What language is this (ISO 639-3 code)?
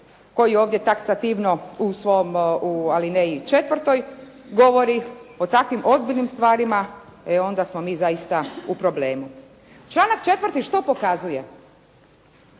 hrv